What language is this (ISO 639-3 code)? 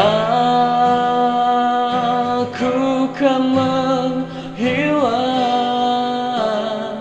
ind